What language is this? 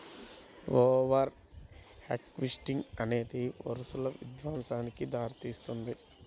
Telugu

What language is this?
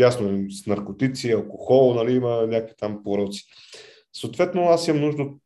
Bulgarian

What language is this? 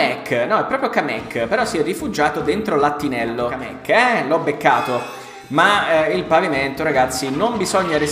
Italian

